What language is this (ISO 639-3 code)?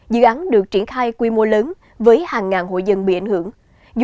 vie